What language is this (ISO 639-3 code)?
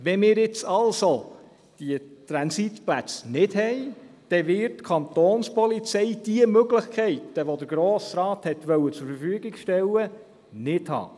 gsw